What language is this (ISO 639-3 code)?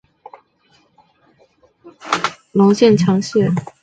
zho